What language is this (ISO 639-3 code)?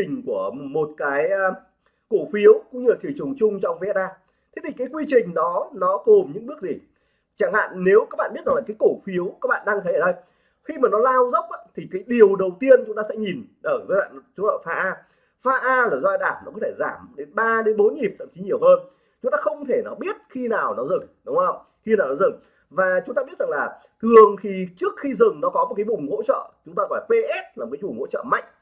vie